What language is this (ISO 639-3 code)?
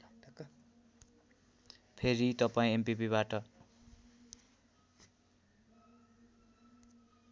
nep